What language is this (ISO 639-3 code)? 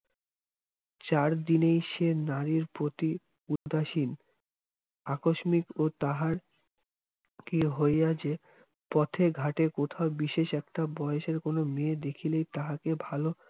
ben